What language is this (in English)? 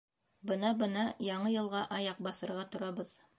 Bashkir